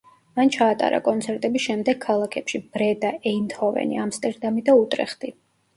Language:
Georgian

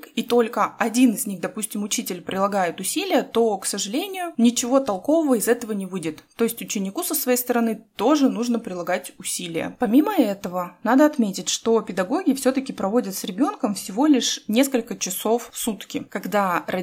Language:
Russian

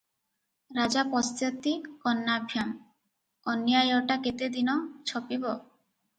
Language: Odia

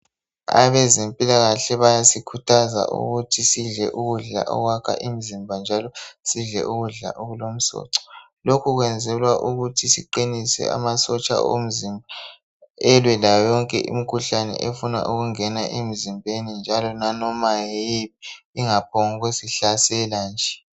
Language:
North Ndebele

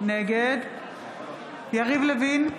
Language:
Hebrew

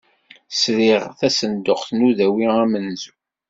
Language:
Kabyle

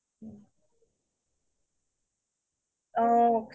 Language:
Assamese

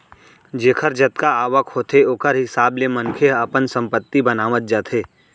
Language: Chhattisgarhi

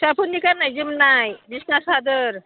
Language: Bodo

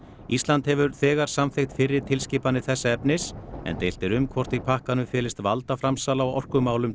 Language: Icelandic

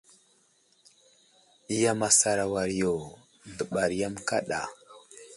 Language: Wuzlam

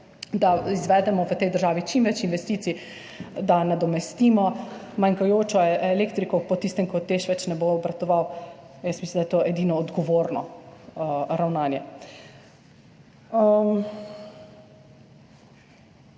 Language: Slovenian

